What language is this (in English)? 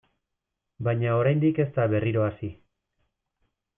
Basque